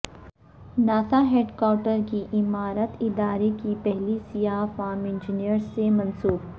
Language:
Urdu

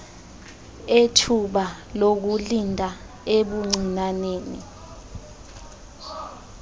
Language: Xhosa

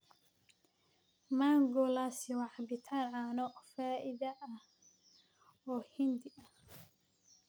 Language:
Somali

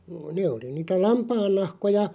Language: Finnish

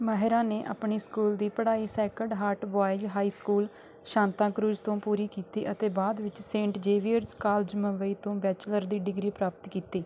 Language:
Punjabi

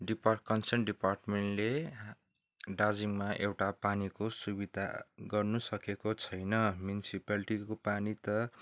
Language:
Nepali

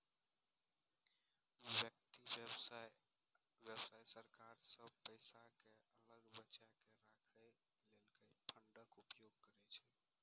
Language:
Maithili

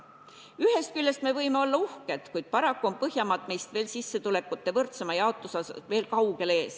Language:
Estonian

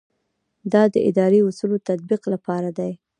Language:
Pashto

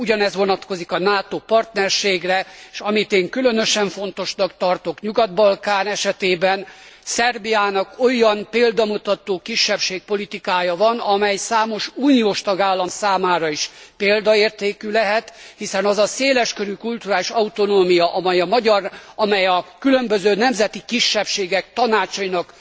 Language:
Hungarian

